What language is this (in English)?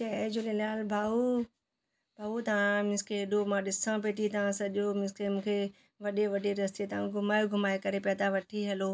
Sindhi